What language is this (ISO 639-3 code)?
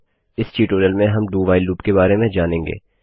hin